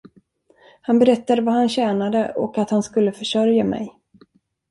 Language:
Swedish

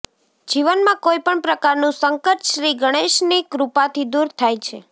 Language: Gujarati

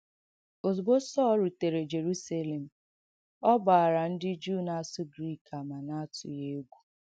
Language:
Igbo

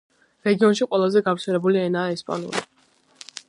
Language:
Georgian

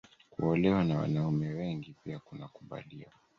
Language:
Swahili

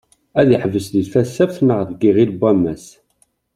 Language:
Kabyle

